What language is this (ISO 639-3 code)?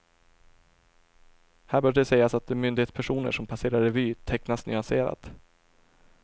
swe